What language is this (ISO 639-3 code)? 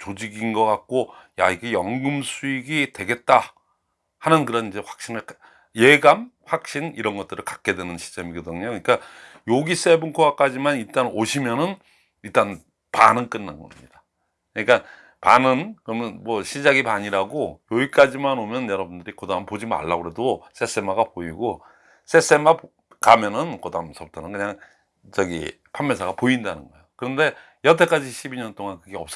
kor